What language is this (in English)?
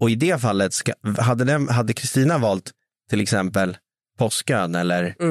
Swedish